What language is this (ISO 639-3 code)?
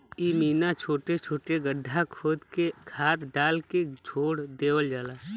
bho